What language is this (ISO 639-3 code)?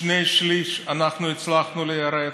heb